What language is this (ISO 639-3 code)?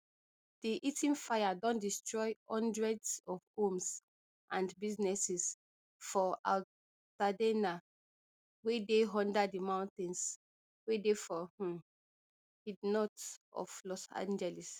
pcm